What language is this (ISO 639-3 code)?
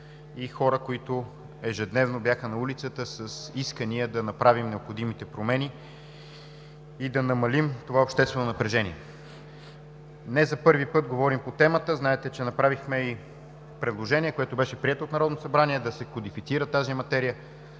bul